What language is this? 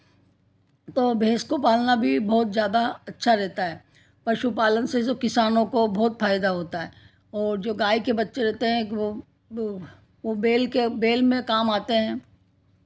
Hindi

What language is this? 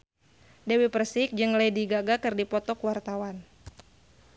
Sundanese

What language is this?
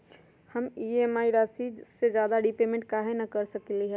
Magahi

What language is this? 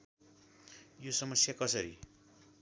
Nepali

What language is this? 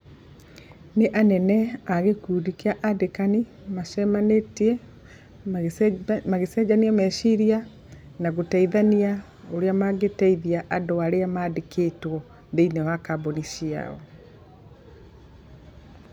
Kikuyu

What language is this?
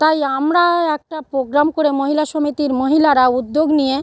Bangla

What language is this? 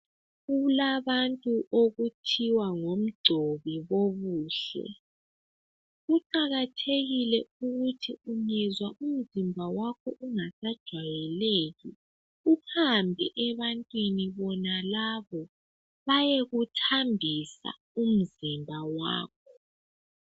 North Ndebele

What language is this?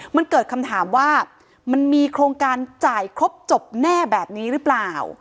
Thai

